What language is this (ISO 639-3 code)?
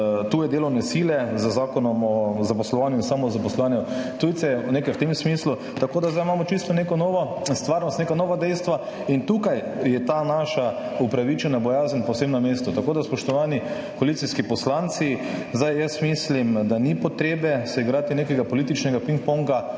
slv